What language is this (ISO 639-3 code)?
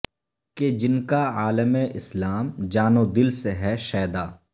urd